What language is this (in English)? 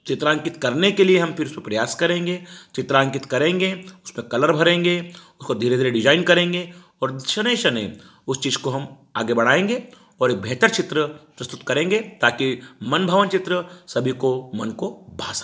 Hindi